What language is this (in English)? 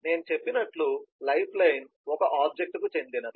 Telugu